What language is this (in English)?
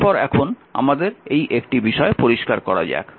Bangla